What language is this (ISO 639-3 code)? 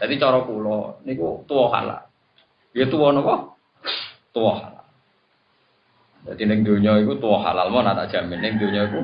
ind